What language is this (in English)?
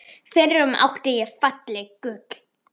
Icelandic